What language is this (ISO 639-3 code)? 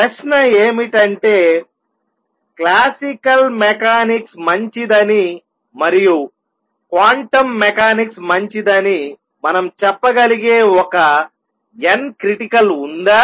tel